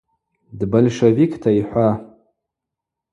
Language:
Abaza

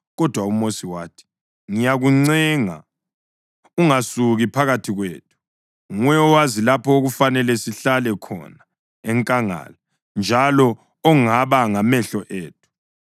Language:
North Ndebele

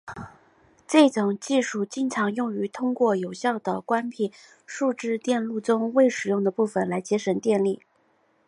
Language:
Chinese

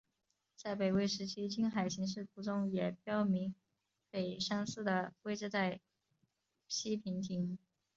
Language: Chinese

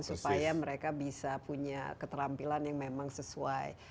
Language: Indonesian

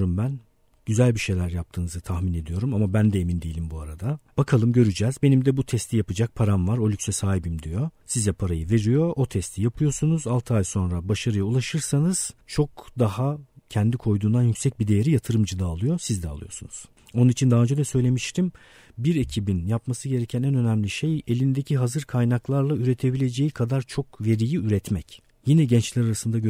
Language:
Turkish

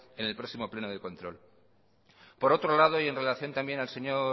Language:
Spanish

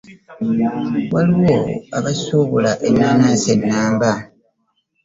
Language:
Ganda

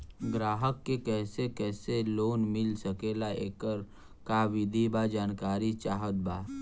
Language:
Bhojpuri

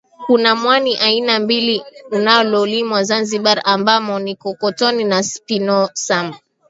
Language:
Swahili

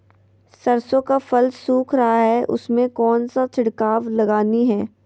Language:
Magahi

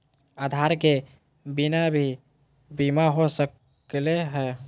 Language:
Magahi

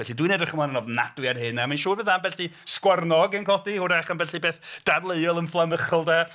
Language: Welsh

